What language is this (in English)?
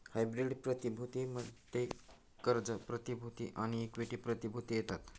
Marathi